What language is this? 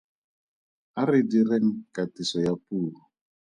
Tswana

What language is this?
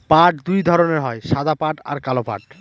Bangla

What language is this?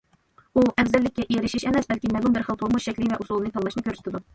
Uyghur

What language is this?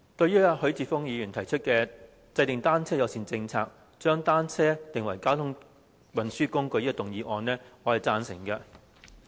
Cantonese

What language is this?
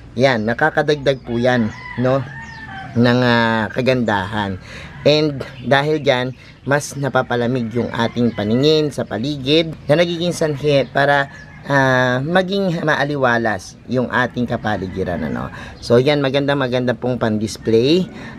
Filipino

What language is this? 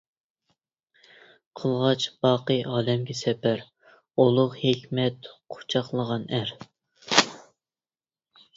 Uyghur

